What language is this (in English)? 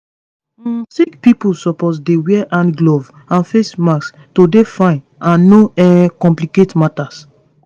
Nigerian Pidgin